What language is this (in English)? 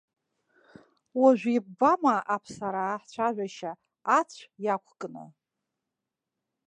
Abkhazian